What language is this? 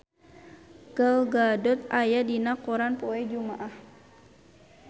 Sundanese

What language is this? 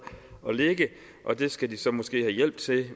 Danish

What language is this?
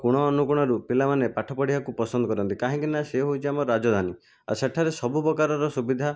Odia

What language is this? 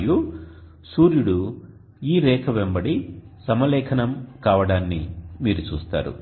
Telugu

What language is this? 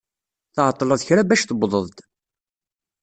Kabyle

